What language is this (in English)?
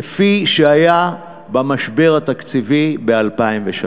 Hebrew